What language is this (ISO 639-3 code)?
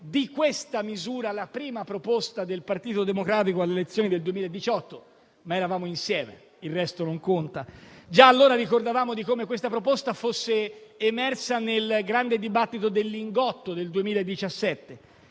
ita